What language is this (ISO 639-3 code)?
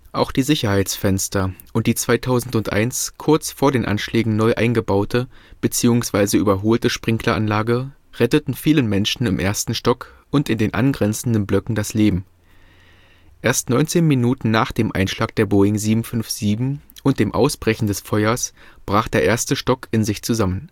deu